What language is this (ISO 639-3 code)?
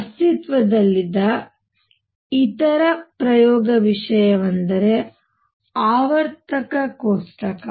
kan